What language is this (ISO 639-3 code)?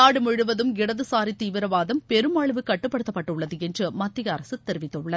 tam